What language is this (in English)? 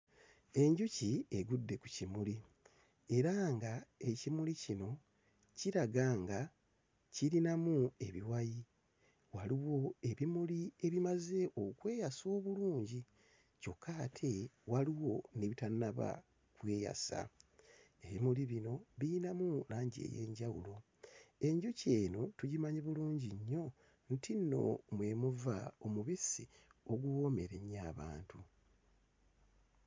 Ganda